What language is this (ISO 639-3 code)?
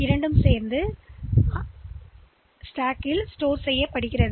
tam